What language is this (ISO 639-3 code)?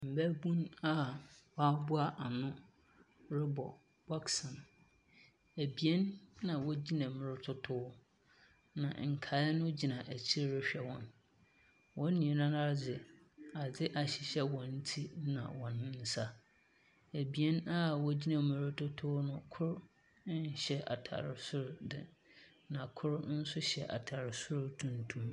aka